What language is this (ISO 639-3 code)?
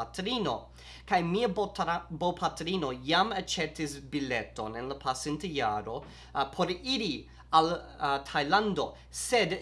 ita